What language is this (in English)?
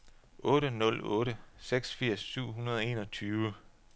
Danish